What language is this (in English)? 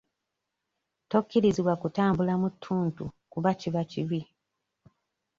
Ganda